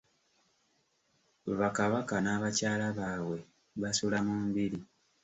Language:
Ganda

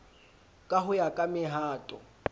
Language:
Southern Sotho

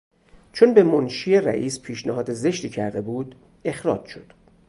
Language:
Persian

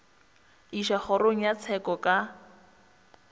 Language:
Northern Sotho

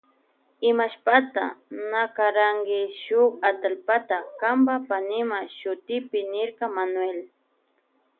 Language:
Loja Highland Quichua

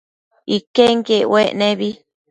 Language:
Matsés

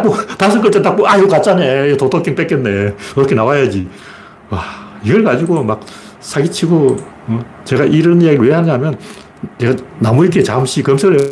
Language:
Korean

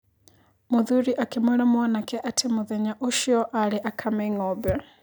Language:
Kikuyu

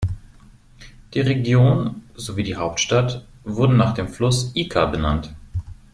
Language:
German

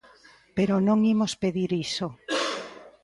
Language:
Galician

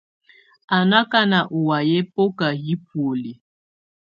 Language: Tunen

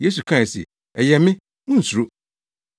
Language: Akan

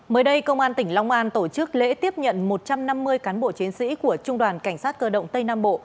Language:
Vietnamese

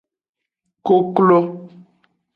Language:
Aja (Benin)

